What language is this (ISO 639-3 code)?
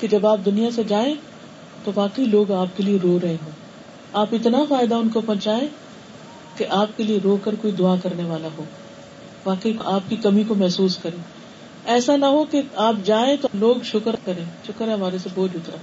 urd